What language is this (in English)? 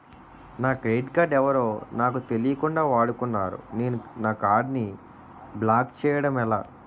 Telugu